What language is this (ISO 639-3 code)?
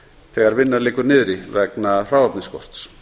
isl